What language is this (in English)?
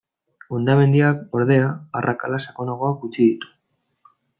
Basque